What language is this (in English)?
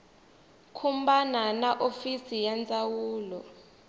Tsonga